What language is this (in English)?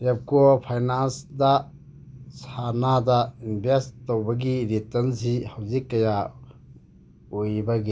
Manipuri